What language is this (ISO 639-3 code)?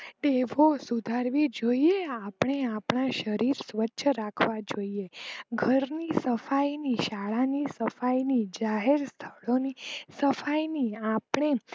guj